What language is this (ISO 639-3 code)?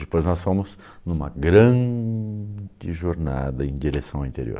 por